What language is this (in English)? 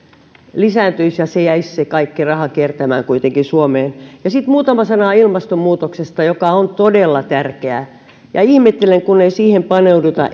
Finnish